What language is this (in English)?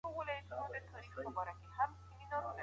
Pashto